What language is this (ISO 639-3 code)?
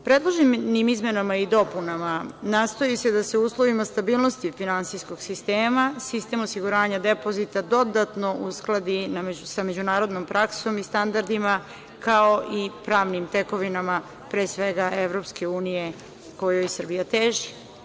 srp